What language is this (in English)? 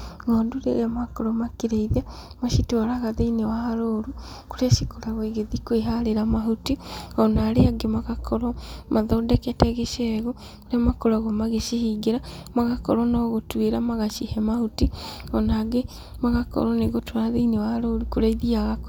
Kikuyu